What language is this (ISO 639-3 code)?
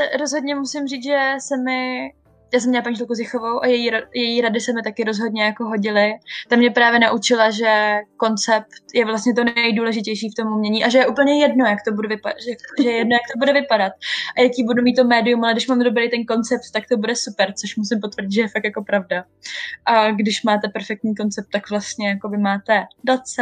ces